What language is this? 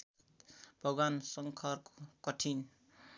Nepali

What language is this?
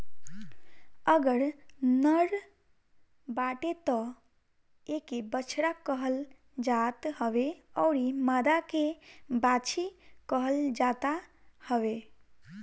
Bhojpuri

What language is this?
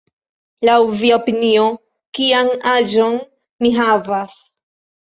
Esperanto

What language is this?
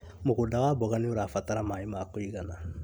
Kikuyu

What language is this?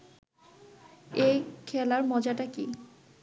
Bangla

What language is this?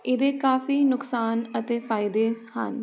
Punjabi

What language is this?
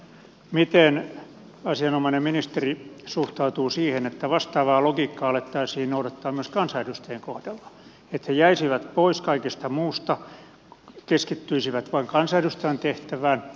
Finnish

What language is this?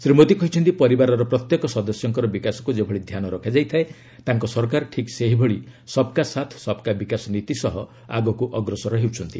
Odia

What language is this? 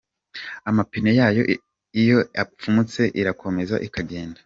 Kinyarwanda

